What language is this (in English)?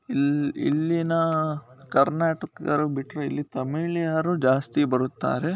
Kannada